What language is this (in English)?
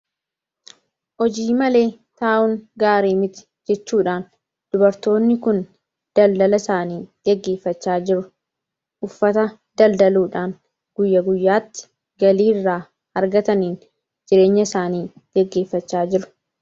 Oromo